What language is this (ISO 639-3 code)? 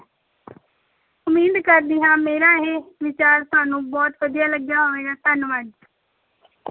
pan